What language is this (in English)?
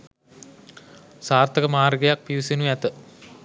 Sinhala